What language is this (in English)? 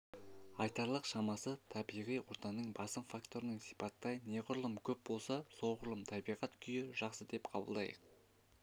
Kazakh